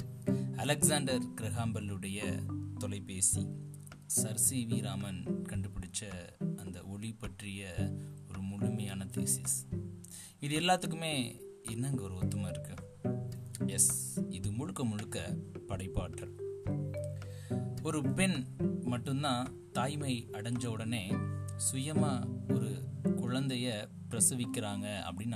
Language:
Tamil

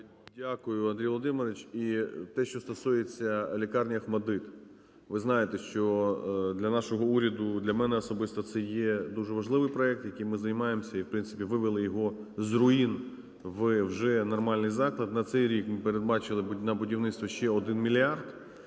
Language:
Ukrainian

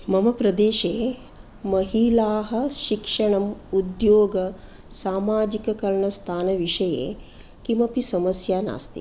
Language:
Sanskrit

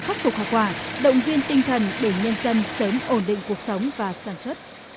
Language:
Vietnamese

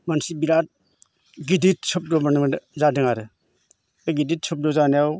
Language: Bodo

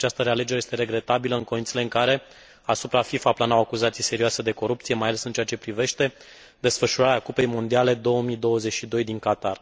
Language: Romanian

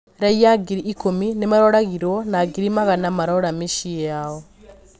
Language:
Kikuyu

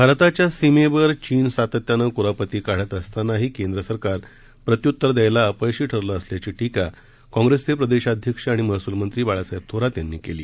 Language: Marathi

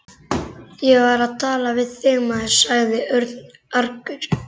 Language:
Icelandic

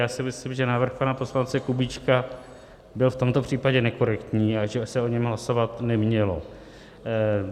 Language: Czech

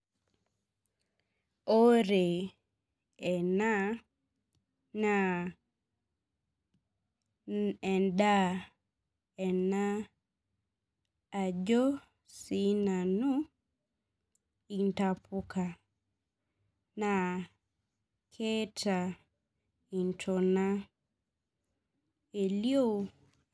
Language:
Masai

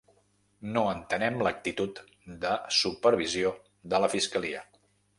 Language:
Catalan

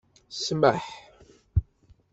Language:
Kabyle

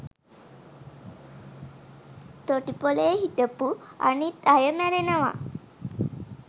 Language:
Sinhala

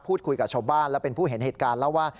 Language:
Thai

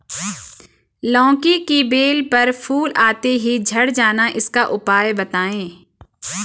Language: Hindi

